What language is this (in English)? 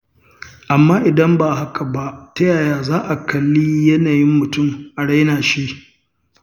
Hausa